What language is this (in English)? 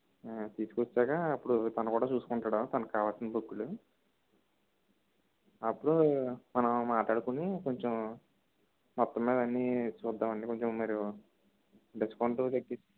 Telugu